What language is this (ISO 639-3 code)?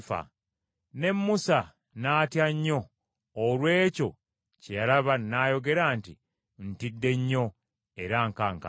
lug